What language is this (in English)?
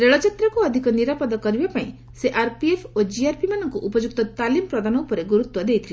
Odia